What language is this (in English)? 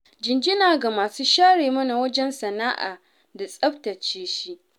Hausa